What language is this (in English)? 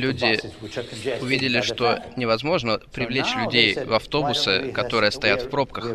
Russian